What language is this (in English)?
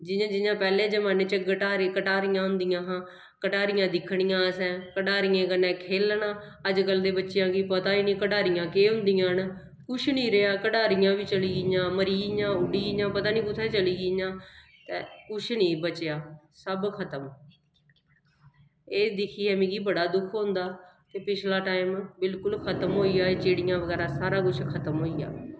Dogri